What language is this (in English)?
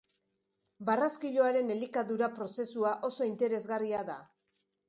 Basque